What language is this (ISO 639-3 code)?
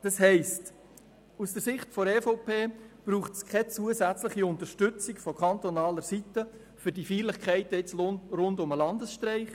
gsw